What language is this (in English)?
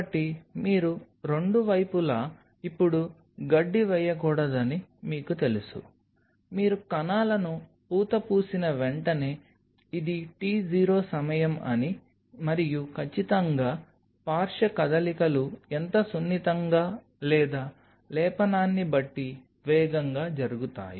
Telugu